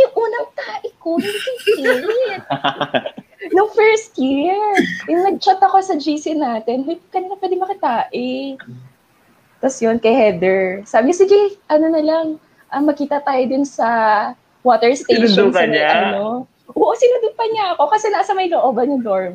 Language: Filipino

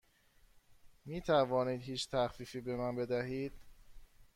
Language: Persian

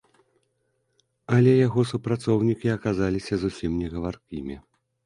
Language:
Belarusian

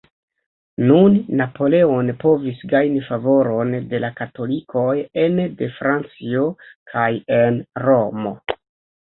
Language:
Esperanto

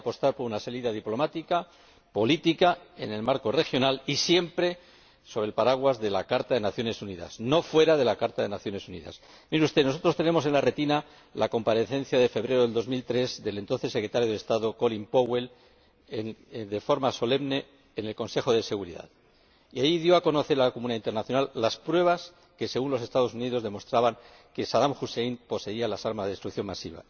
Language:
Spanish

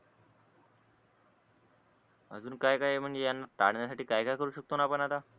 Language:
Marathi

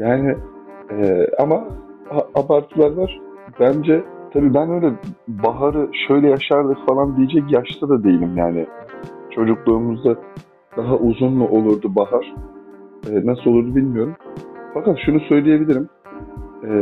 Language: Turkish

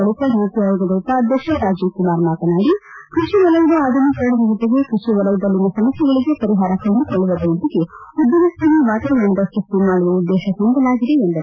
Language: Kannada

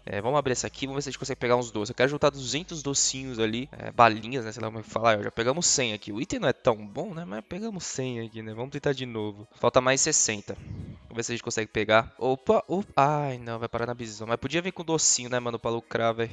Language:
Portuguese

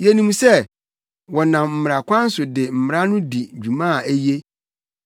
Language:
Akan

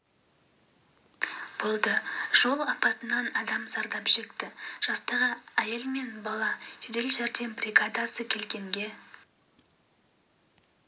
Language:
Kazakh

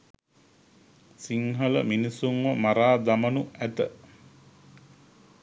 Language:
Sinhala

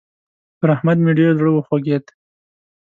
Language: Pashto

